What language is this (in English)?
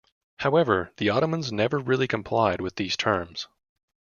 English